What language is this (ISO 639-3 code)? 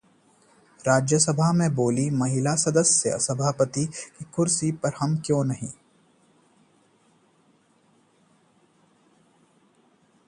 hin